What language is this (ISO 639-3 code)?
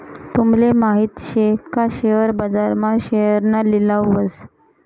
mar